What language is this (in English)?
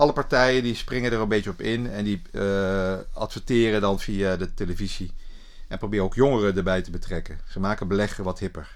Dutch